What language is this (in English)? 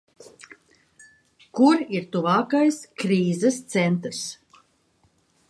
Latvian